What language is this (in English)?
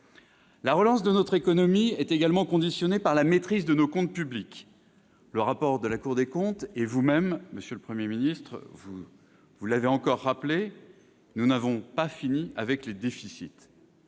French